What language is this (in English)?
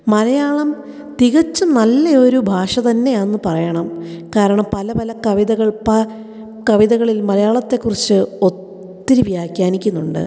Malayalam